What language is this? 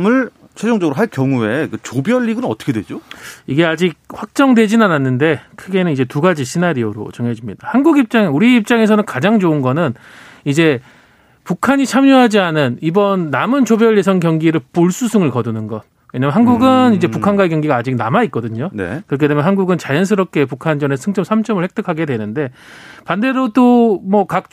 Korean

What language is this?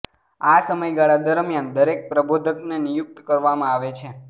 Gujarati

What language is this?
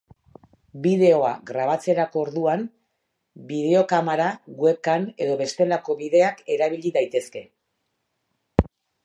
Basque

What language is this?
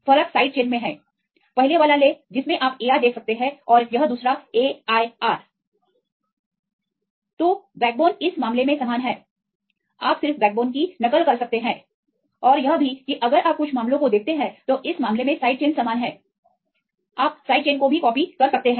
Hindi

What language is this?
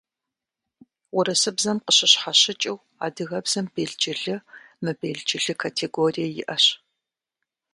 Kabardian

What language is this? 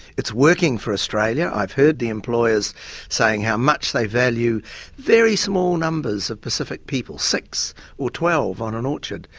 English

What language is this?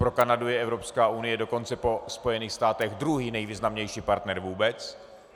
Czech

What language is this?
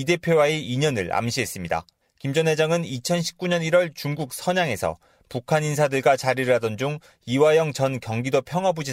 Korean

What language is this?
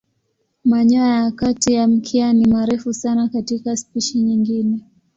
Swahili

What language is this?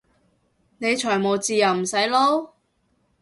Cantonese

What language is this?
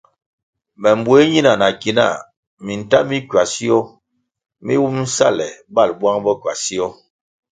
Kwasio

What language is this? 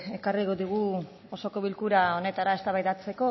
Basque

